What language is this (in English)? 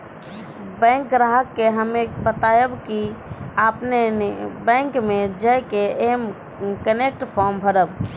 Maithili